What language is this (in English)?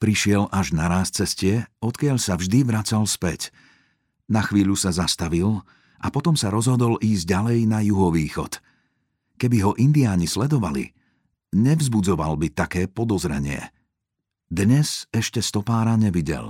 Slovak